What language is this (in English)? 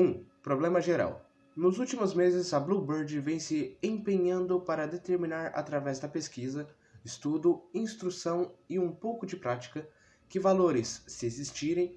Portuguese